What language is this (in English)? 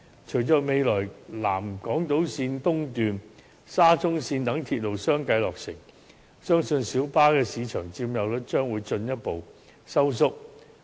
Cantonese